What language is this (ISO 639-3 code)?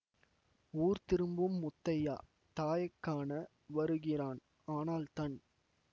tam